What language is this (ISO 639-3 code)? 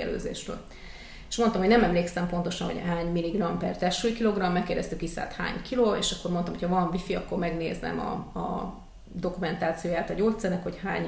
hun